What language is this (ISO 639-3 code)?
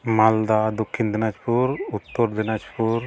sat